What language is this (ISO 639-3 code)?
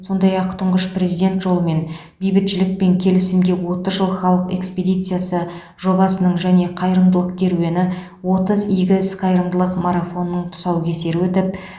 kaz